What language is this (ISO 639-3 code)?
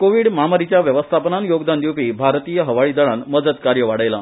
kok